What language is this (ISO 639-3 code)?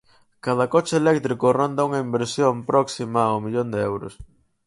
glg